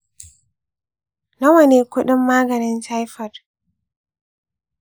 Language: Hausa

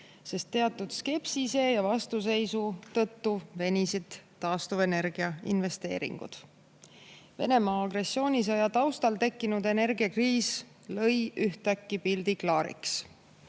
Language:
Estonian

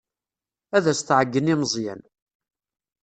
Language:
Kabyle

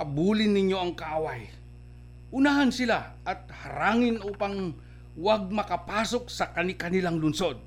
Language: Filipino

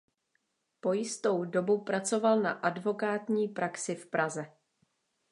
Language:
Czech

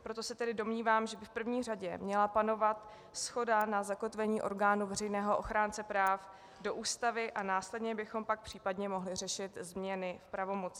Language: Czech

